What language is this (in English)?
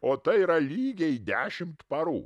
Lithuanian